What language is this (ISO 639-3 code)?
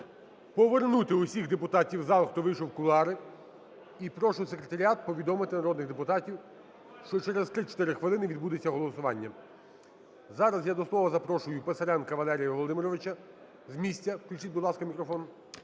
ukr